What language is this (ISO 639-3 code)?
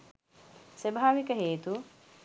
sin